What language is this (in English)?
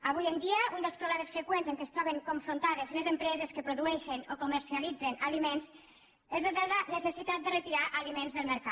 Catalan